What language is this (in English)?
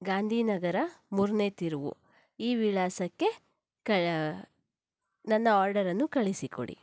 Kannada